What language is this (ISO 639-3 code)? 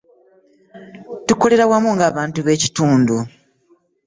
lug